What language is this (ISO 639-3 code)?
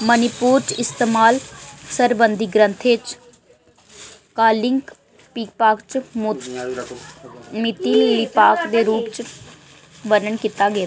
doi